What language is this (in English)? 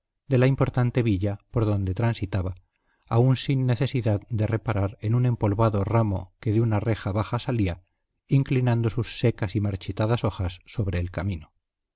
Spanish